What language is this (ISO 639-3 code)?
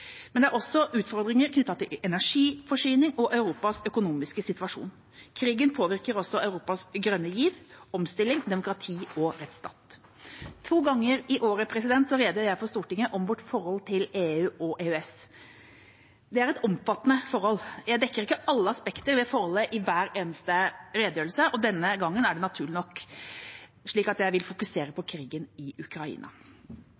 nob